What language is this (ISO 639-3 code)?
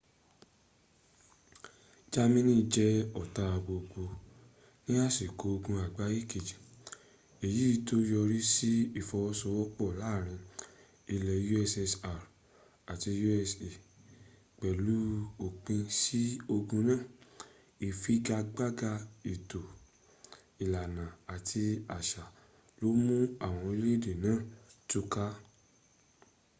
yor